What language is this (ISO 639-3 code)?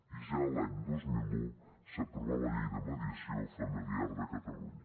cat